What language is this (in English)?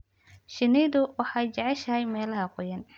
Somali